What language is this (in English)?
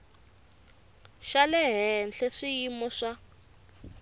Tsonga